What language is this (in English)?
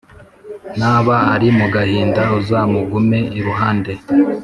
Kinyarwanda